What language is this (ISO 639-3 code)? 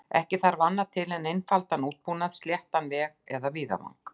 isl